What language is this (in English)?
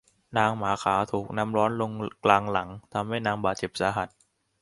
Thai